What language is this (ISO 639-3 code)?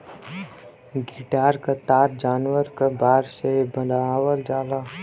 bho